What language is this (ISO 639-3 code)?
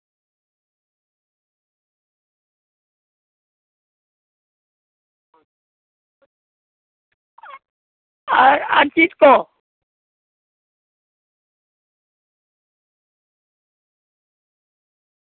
sat